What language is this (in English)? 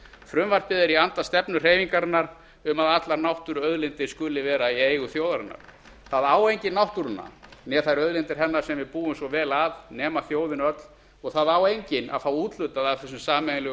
Icelandic